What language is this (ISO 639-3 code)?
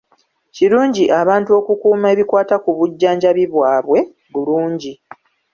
lug